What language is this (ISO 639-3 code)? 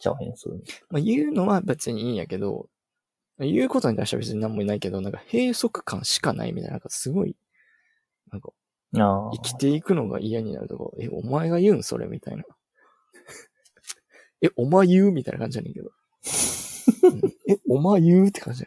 jpn